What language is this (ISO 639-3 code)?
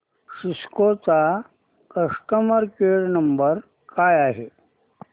mar